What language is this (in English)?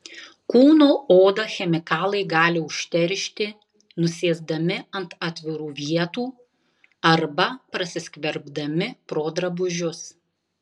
Lithuanian